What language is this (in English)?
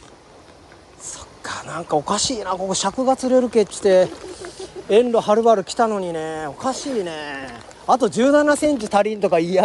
Japanese